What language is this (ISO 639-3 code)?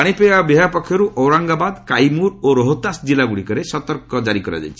ori